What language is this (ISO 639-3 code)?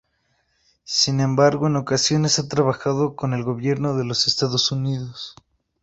spa